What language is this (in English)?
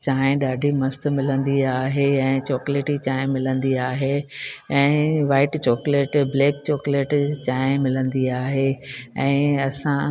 Sindhi